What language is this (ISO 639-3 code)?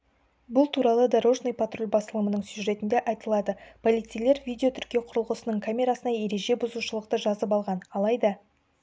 kaz